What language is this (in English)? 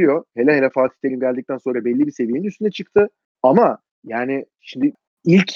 Turkish